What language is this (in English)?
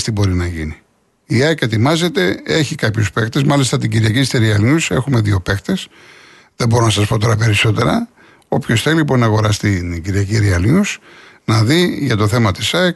Greek